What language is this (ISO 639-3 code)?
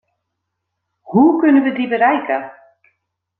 nld